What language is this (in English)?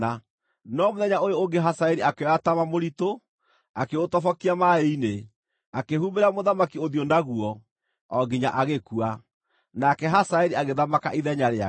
Kikuyu